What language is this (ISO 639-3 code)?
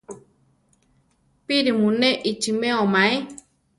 tar